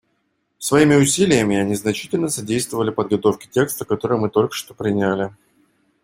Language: Russian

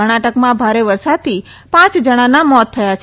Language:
Gujarati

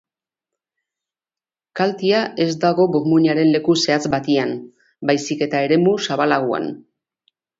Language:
Basque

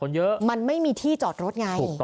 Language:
Thai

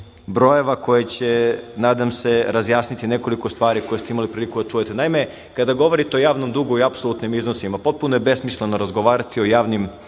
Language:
Serbian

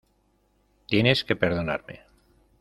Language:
Spanish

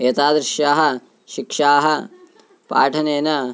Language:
Sanskrit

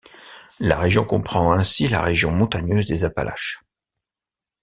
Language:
French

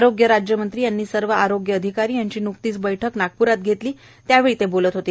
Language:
Marathi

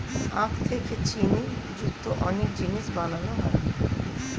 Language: Bangla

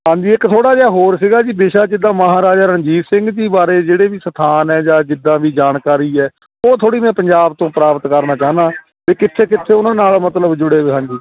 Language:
Punjabi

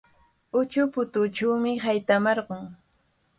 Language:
Cajatambo North Lima Quechua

